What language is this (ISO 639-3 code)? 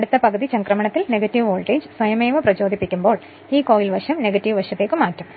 mal